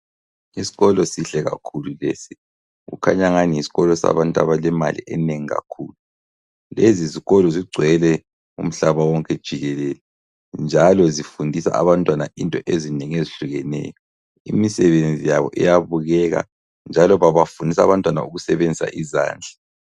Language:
North Ndebele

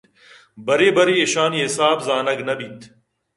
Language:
Eastern Balochi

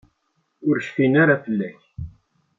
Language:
Kabyle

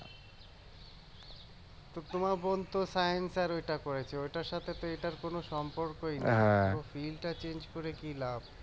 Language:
Bangla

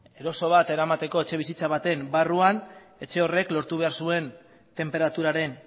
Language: Basque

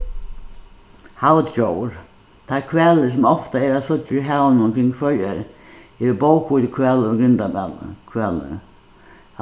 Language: Faroese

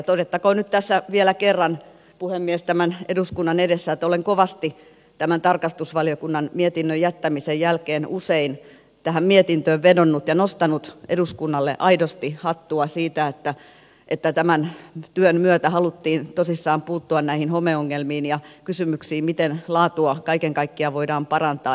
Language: Finnish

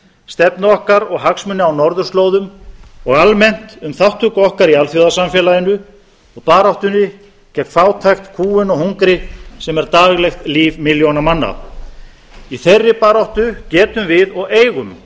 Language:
Icelandic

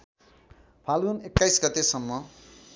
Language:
Nepali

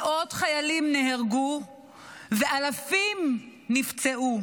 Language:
Hebrew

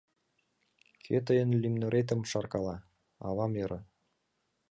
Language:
Mari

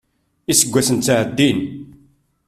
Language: Kabyle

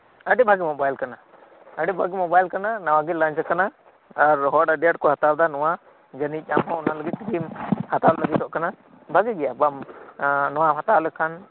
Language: Santali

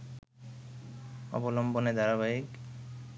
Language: Bangla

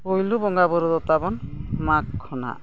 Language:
Santali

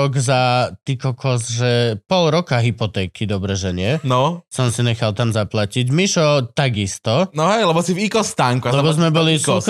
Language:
Slovak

